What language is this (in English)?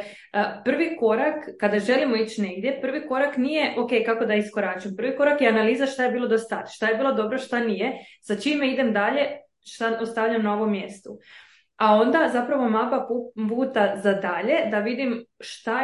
Croatian